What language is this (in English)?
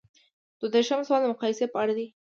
Pashto